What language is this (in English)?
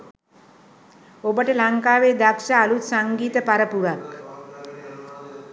Sinhala